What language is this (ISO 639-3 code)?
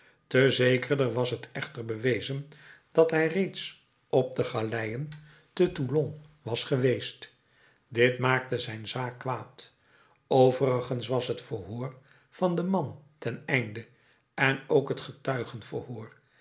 nld